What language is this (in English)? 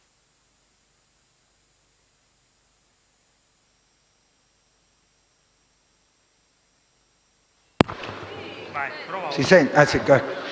Italian